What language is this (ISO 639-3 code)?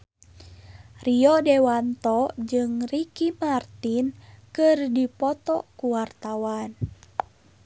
sun